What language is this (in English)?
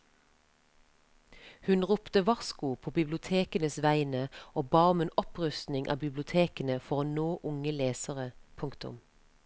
Norwegian